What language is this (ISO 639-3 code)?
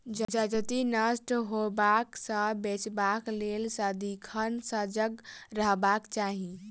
mai